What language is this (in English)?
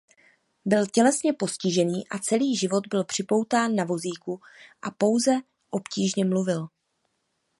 Czech